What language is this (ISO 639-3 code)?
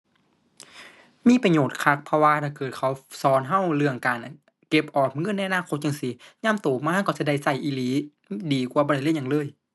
tha